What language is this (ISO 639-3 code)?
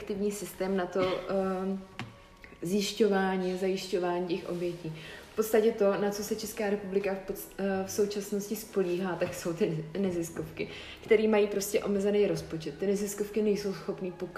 ces